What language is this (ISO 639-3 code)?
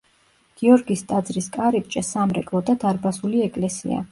kat